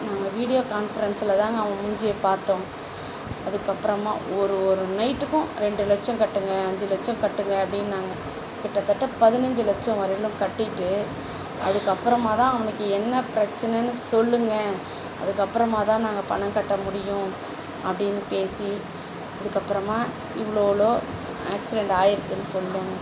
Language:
Tamil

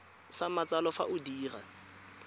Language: Tswana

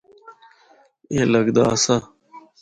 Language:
Northern Hindko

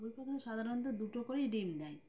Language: Bangla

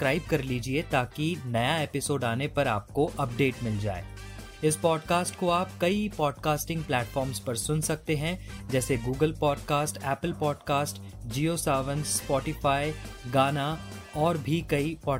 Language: Hindi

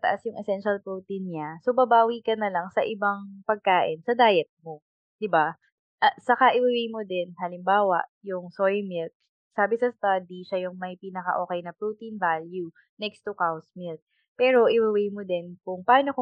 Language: Filipino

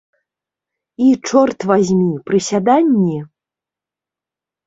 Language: Belarusian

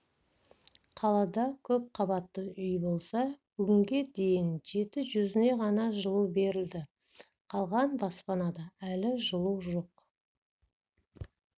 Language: Kazakh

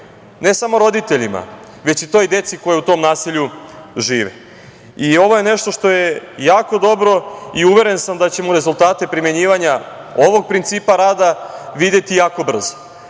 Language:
Serbian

